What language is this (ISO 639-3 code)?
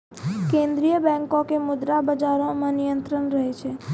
mai